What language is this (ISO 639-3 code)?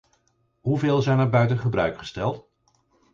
nld